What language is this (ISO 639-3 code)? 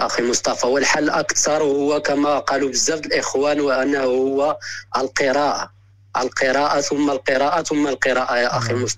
ara